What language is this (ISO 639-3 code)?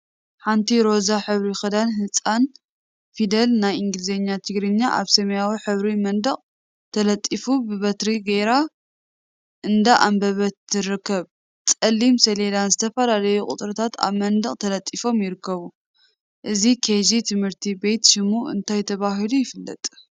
tir